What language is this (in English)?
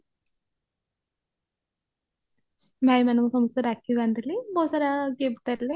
Odia